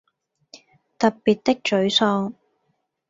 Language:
Cantonese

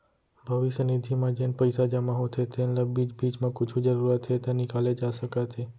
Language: Chhattisgarhi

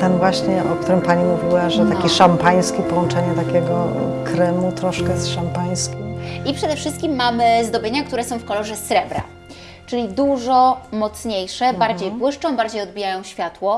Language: Polish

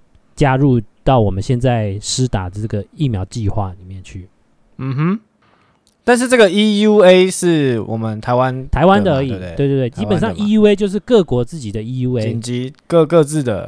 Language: Chinese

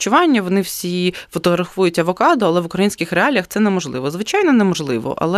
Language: Ukrainian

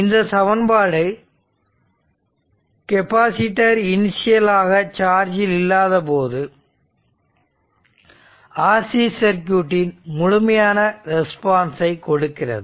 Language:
Tamil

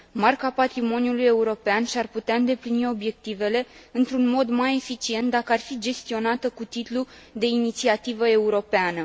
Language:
Romanian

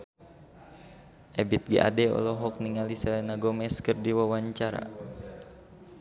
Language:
Sundanese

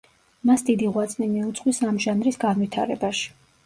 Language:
Georgian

